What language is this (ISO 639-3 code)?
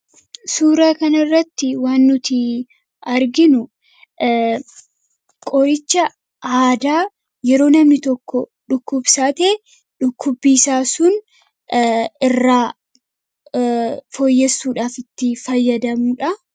orm